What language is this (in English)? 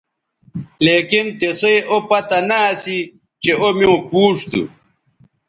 Bateri